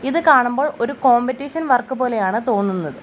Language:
Malayalam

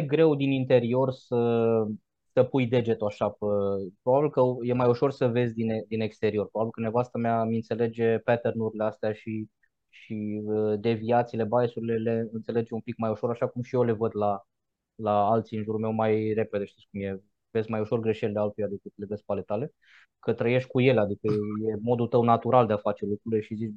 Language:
Romanian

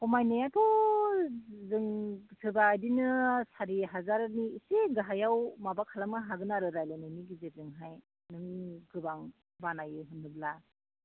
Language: Bodo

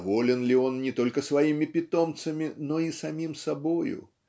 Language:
Russian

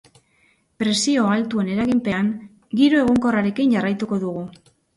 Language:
Basque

